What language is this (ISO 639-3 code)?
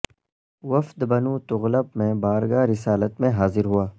urd